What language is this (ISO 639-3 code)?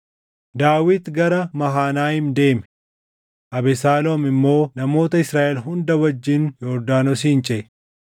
orm